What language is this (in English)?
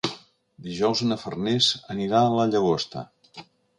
Catalan